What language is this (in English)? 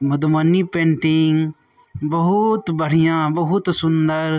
Maithili